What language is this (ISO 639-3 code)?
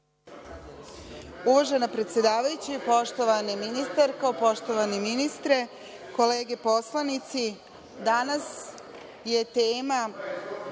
srp